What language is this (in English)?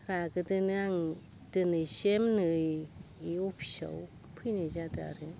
Bodo